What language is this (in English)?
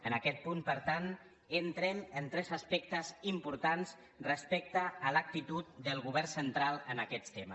Catalan